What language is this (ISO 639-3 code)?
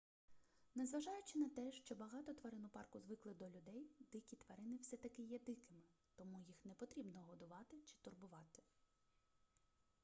ukr